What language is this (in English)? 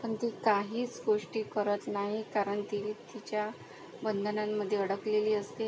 Marathi